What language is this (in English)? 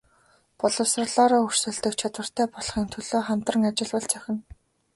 Mongolian